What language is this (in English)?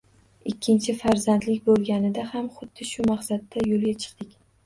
Uzbek